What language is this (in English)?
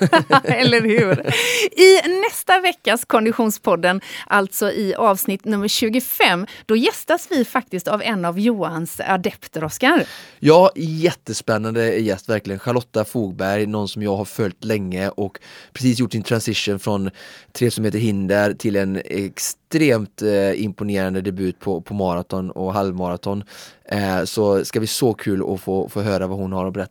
Swedish